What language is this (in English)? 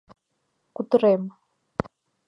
Mari